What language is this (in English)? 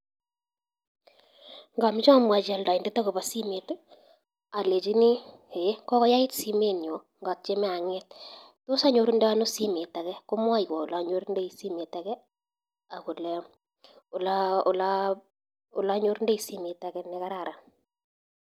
Kalenjin